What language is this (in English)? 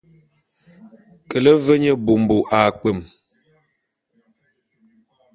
Bulu